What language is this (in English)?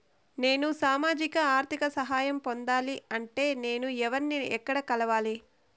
Telugu